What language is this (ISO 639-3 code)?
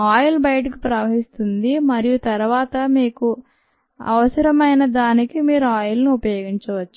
tel